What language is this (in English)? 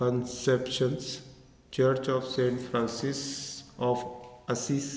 Konkani